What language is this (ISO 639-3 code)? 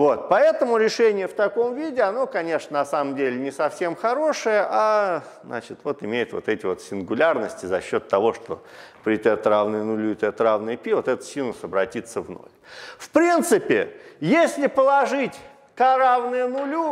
rus